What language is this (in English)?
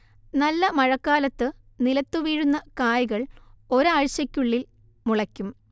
Malayalam